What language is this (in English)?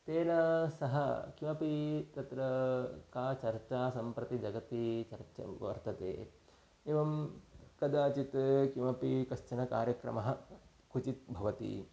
Sanskrit